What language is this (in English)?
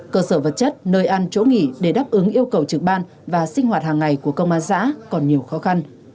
Vietnamese